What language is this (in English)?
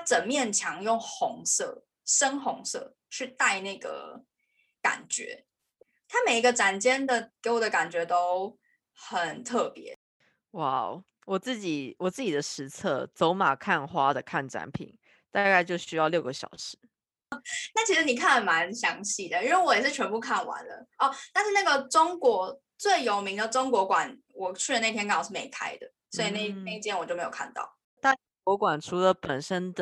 Chinese